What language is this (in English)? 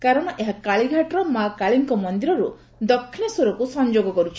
Odia